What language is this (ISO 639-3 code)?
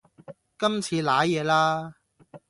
yue